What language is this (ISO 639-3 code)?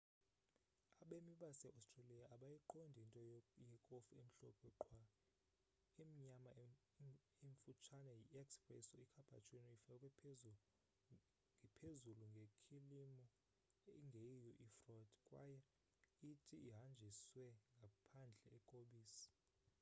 xho